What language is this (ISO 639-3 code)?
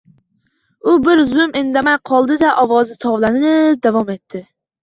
uzb